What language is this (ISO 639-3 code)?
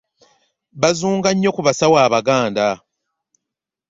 lug